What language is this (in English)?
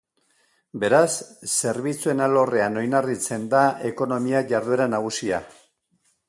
Basque